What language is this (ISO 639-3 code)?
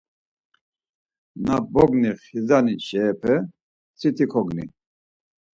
lzz